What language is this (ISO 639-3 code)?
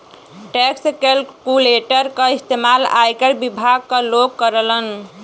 bho